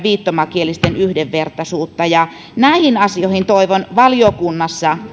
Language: Finnish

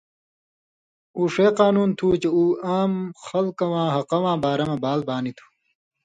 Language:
Indus Kohistani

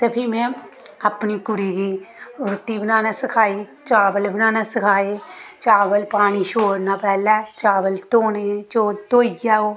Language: Dogri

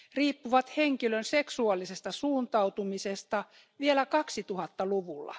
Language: Finnish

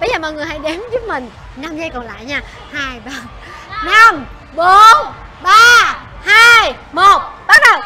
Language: Vietnamese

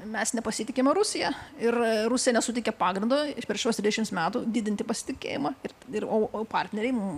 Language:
Lithuanian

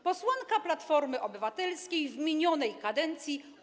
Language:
Polish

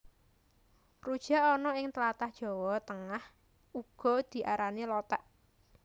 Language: Javanese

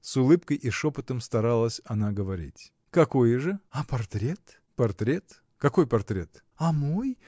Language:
Russian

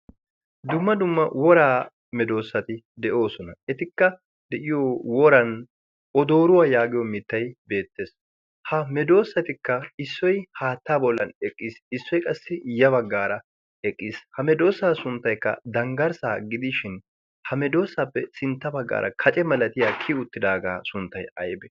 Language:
Wolaytta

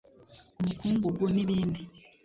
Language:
Kinyarwanda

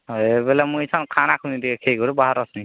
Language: Odia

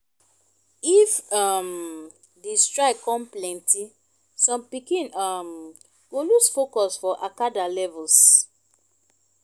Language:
Nigerian Pidgin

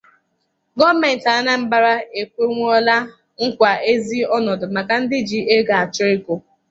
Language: Igbo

